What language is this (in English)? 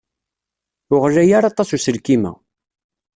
Kabyle